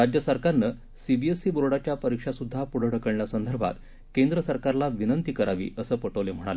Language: Marathi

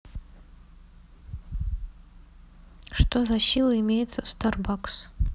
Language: Russian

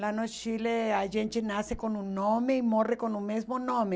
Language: Portuguese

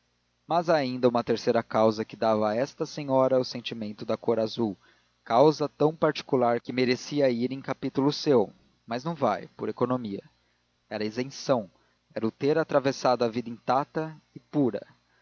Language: Portuguese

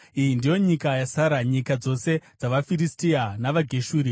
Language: Shona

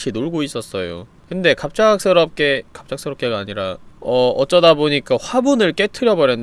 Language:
Korean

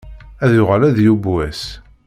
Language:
Kabyle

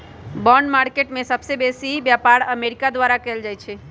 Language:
Magahi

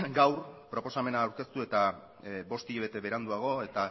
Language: Basque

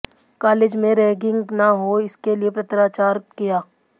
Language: Hindi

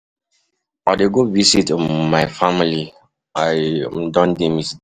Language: Nigerian Pidgin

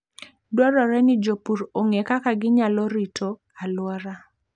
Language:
Luo (Kenya and Tanzania)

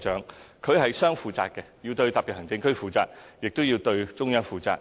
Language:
Cantonese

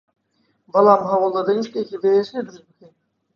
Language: Central Kurdish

